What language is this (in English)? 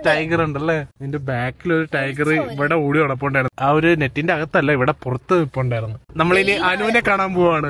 Malayalam